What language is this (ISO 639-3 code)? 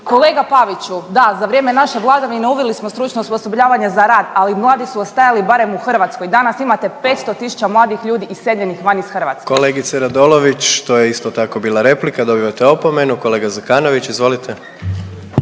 hrv